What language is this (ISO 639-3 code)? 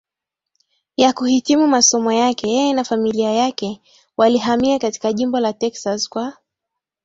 swa